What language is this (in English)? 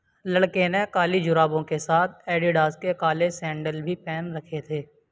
Urdu